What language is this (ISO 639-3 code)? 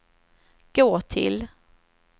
swe